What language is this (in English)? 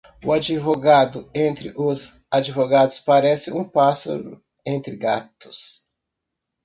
Portuguese